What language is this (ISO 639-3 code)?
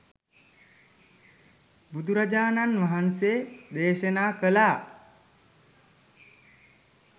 sin